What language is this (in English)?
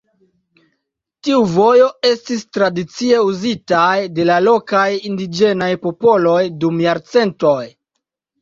Esperanto